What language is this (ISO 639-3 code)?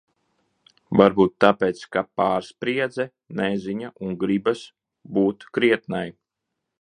lav